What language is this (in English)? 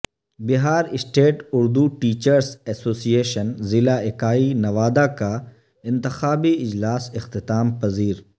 Urdu